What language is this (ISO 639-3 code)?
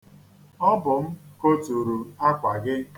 ibo